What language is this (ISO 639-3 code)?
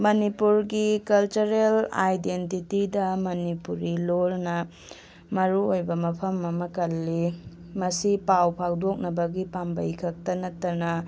mni